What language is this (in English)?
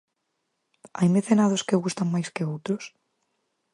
Galician